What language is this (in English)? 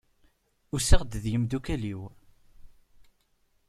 Kabyle